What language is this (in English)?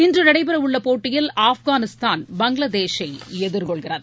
Tamil